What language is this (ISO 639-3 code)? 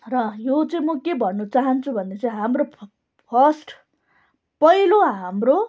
nep